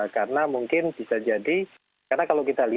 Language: Indonesian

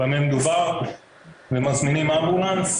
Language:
Hebrew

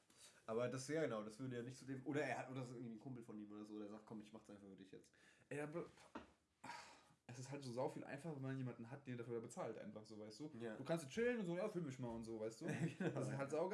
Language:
German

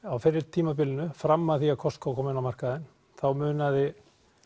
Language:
Icelandic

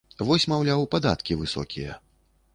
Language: Belarusian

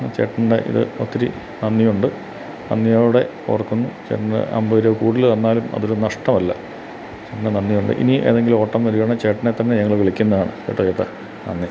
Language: Malayalam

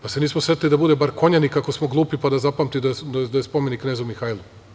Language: Serbian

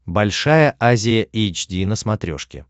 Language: Russian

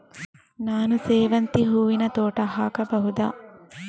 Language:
Kannada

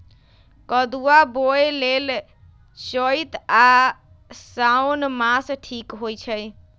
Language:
Magahi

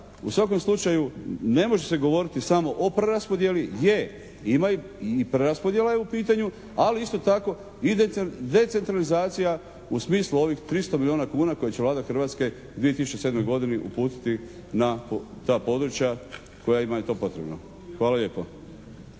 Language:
Croatian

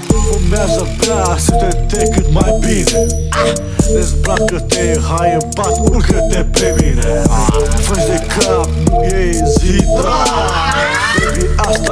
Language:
Romanian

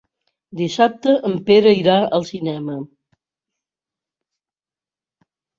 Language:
Catalan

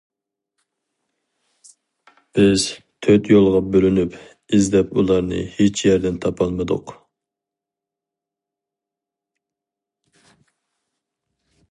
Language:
Uyghur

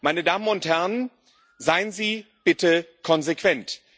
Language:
German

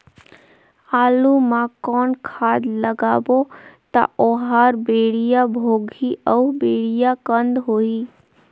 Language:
Chhattisgarhi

